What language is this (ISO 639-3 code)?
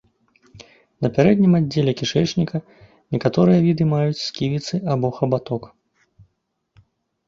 bel